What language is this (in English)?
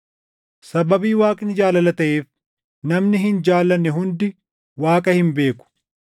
Oromo